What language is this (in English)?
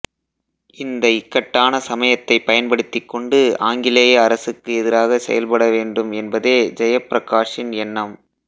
Tamil